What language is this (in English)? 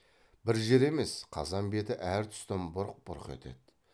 Kazakh